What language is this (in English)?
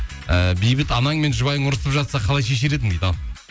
Kazakh